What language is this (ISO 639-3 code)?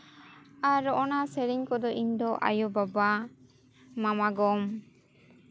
sat